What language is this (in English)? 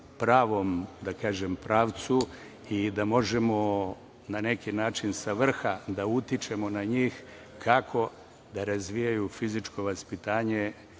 Serbian